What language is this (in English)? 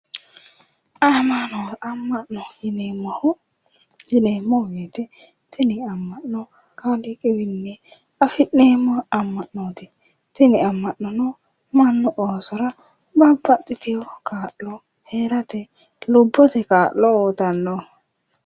Sidamo